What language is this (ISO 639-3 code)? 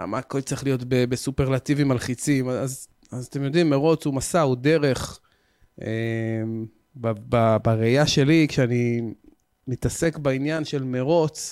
heb